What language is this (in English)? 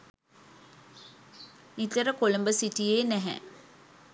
Sinhala